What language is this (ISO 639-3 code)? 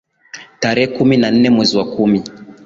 swa